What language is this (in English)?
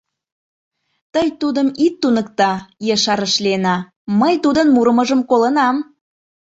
Mari